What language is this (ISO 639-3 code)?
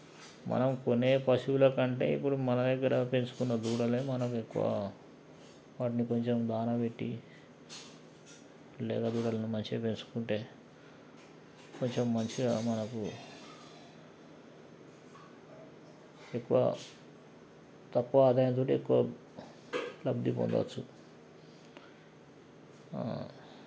tel